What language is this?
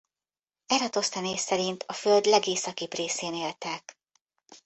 Hungarian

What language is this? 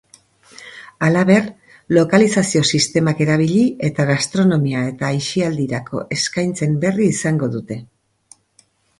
Basque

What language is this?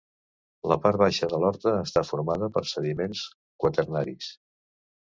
Catalan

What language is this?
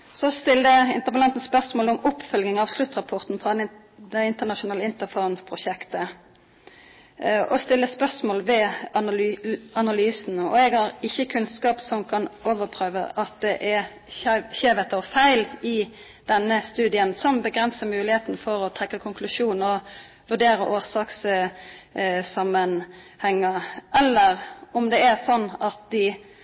Norwegian Nynorsk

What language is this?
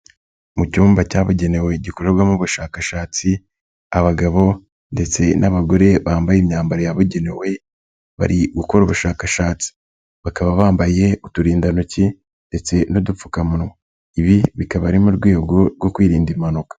Kinyarwanda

